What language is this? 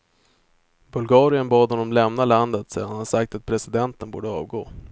Swedish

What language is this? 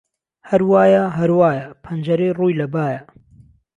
Central Kurdish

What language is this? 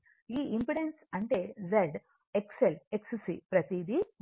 Telugu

